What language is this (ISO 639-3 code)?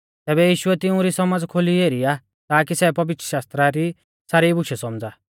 bfz